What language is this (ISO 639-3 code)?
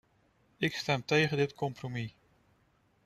nld